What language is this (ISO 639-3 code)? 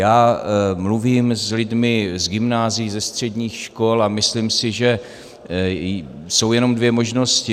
ces